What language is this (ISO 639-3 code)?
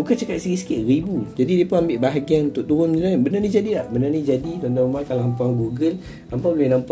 msa